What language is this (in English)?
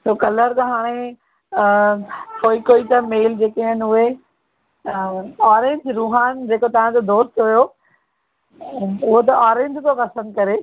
Sindhi